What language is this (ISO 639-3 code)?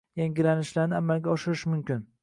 uzb